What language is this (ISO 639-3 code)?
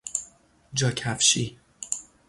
fas